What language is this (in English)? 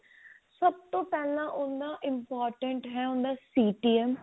Punjabi